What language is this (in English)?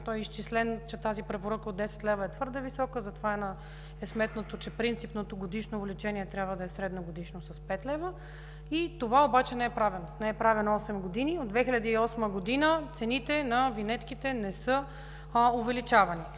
Bulgarian